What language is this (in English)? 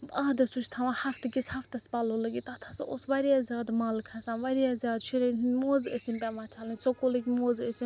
Kashmiri